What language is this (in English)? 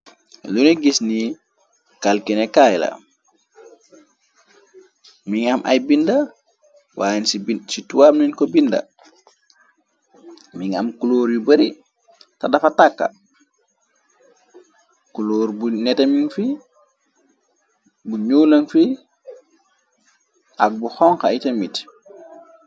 Wolof